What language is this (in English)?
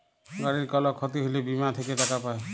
Bangla